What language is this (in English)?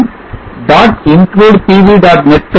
Tamil